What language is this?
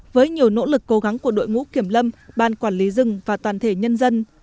Vietnamese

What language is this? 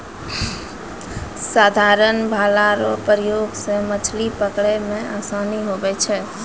Maithili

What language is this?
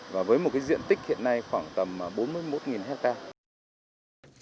Vietnamese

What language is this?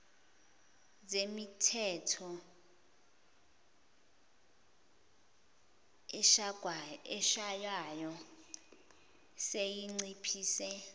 Zulu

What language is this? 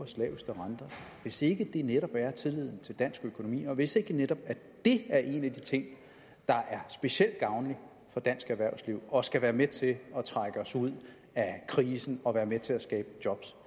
Danish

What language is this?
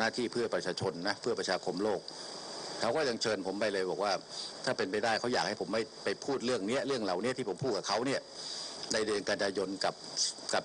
Thai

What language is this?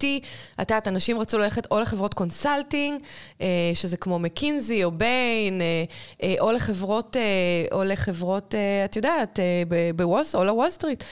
Hebrew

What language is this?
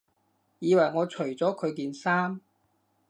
Cantonese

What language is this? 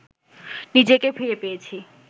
Bangla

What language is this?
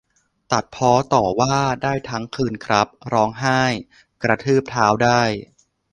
Thai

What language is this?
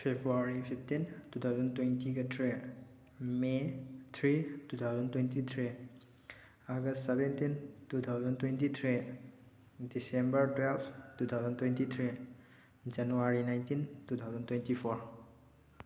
Manipuri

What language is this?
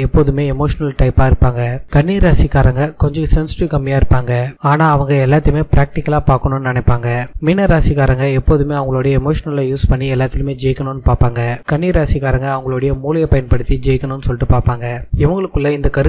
Hindi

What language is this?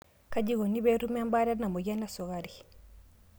Masai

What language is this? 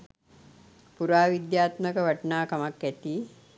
Sinhala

